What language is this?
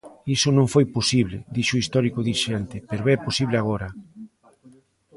Galician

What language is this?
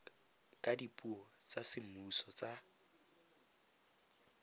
Tswana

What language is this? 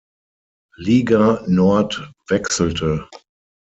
German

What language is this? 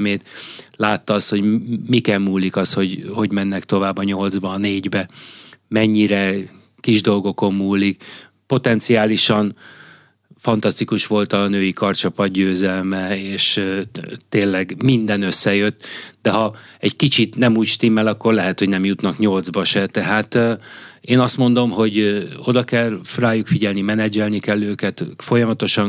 Hungarian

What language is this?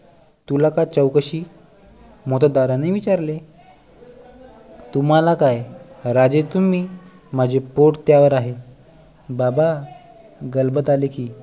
Marathi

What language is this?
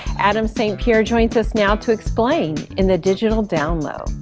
English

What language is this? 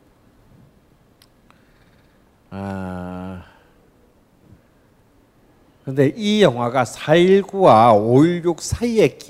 Korean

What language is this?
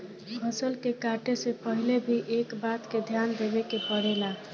Bhojpuri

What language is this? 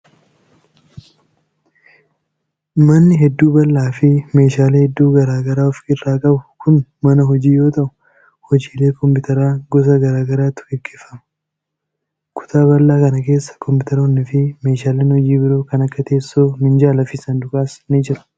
Oromo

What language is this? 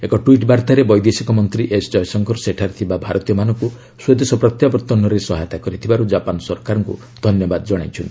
Odia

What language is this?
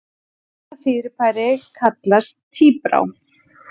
Icelandic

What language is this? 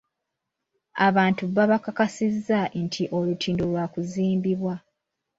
Ganda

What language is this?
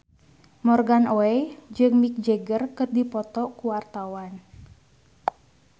Sundanese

